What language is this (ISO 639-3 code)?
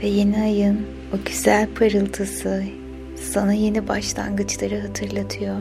tur